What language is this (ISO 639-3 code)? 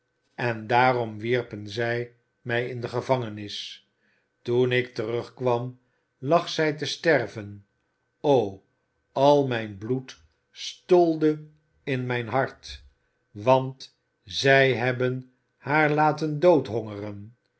nld